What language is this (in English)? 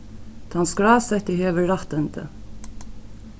Faroese